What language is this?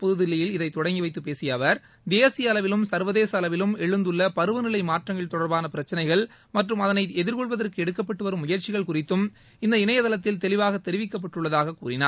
Tamil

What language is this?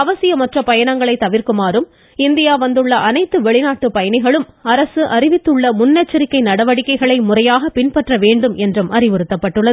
Tamil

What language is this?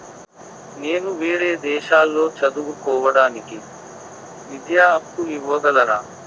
Telugu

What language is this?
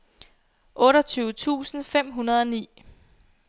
Danish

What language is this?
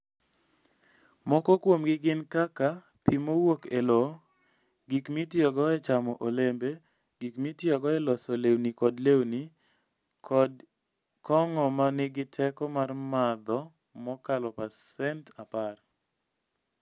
Luo (Kenya and Tanzania)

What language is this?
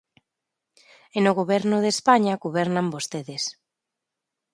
Galician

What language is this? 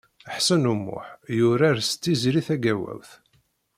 Kabyle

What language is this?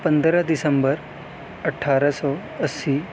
Urdu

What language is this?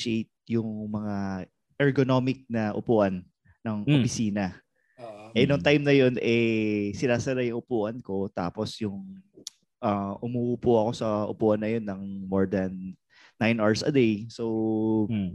Filipino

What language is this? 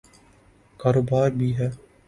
Urdu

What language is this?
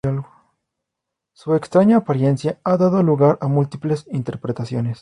Spanish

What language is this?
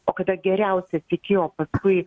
Lithuanian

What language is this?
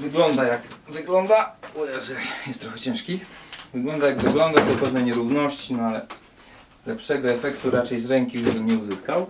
Polish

